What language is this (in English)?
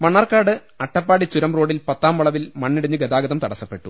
Malayalam